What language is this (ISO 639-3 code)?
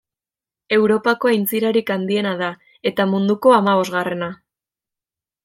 eus